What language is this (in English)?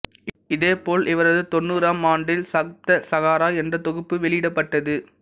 Tamil